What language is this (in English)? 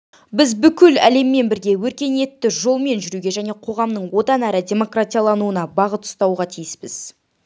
Kazakh